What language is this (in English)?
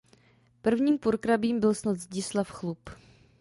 Czech